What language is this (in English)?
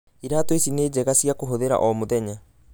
Kikuyu